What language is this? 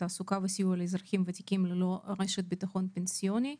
Hebrew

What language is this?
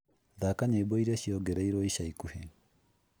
Kikuyu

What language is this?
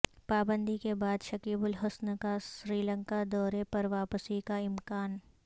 Urdu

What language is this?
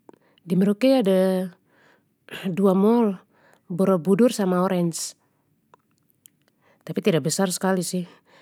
Papuan Malay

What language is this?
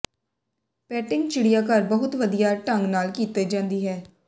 Punjabi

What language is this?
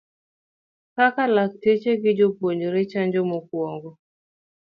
Luo (Kenya and Tanzania)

